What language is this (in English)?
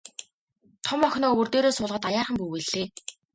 Mongolian